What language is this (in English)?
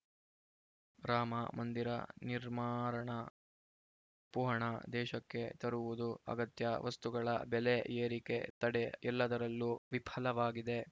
Kannada